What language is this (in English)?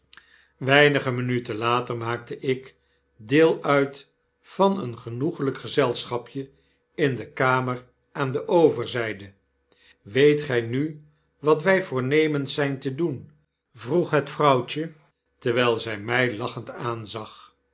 Dutch